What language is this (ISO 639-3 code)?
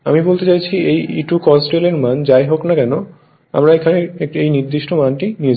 ben